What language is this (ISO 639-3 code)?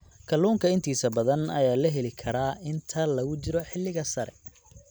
som